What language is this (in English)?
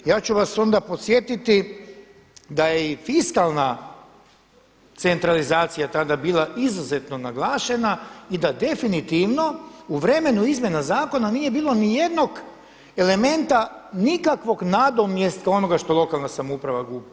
Croatian